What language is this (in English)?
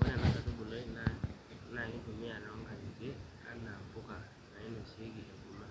Masai